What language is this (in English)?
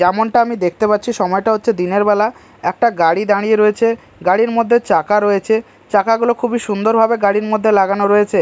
Bangla